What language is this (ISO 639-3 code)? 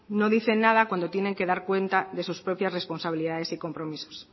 spa